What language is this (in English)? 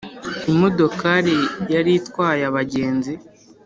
Kinyarwanda